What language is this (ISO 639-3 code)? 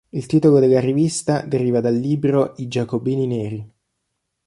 ita